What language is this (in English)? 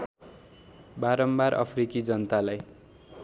Nepali